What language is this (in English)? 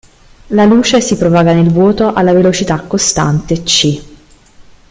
Italian